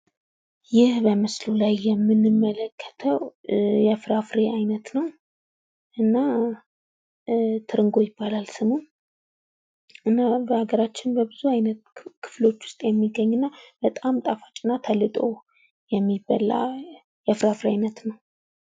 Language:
Amharic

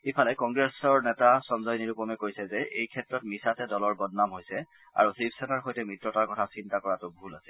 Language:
Assamese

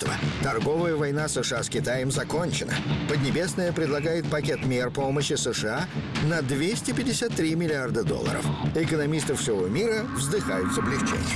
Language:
Russian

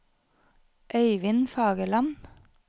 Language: Norwegian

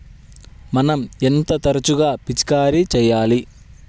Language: Telugu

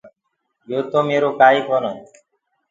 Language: Gurgula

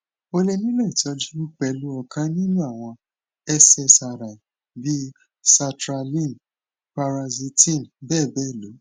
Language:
Yoruba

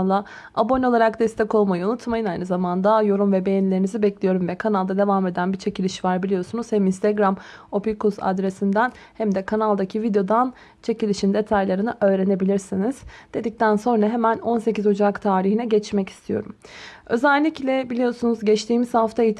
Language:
Turkish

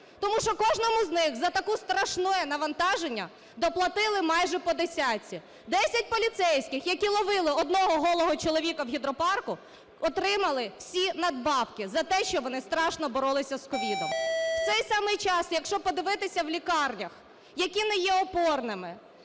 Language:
Ukrainian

